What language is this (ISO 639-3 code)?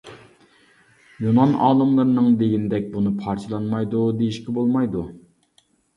uig